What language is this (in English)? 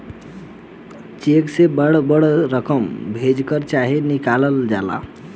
Bhojpuri